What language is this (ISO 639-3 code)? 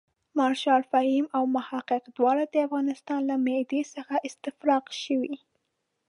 pus